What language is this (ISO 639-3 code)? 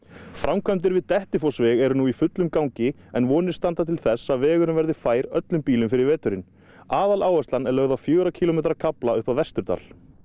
isl